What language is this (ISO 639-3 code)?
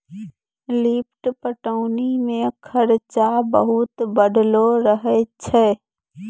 mai